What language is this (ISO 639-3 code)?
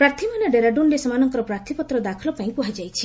ori